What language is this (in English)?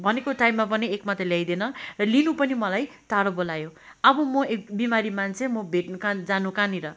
Nepali